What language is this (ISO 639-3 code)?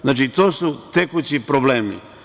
srp